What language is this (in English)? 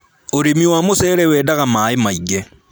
Kikuyu